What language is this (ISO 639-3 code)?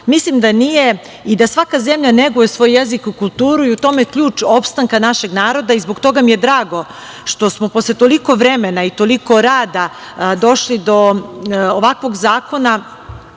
srp